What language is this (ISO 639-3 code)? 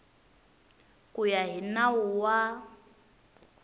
tso